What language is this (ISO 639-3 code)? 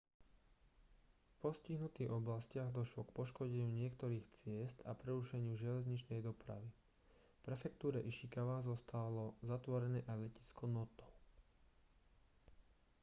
slk